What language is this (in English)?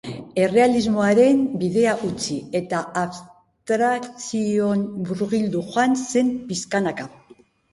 Basque